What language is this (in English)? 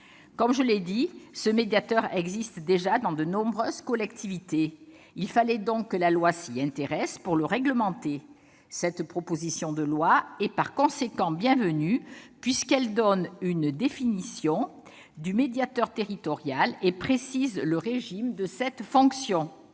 French